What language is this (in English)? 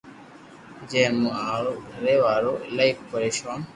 Loarki